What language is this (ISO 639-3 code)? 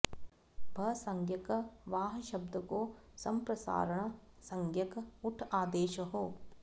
san